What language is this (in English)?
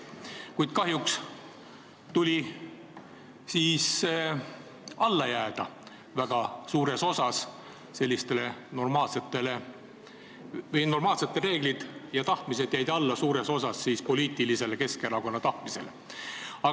Estonian